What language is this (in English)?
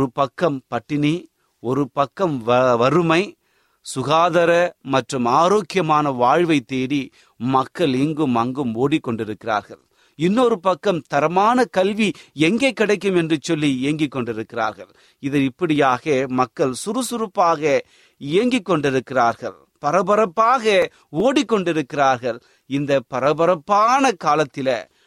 Tamil